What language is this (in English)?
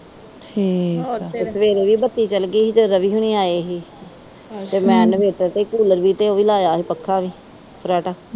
Punjabi